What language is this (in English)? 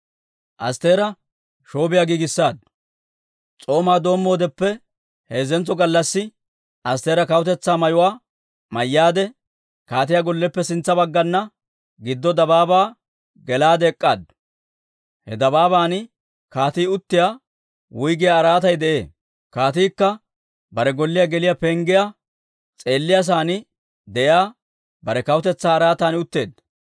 Dawro